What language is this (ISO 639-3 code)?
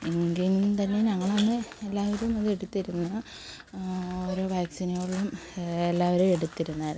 mal